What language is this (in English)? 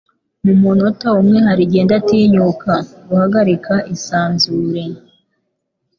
Kinyarwanda